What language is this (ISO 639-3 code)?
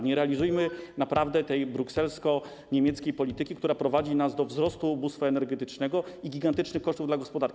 pol